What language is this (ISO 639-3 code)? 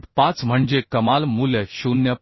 mar